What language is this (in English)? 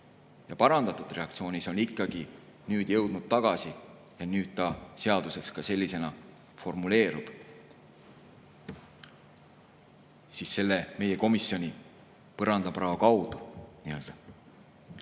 Estonian